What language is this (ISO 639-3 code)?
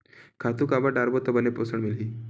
hne